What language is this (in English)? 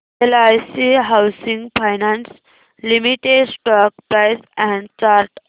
Marathi